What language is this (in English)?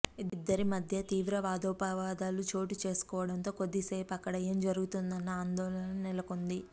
Telugu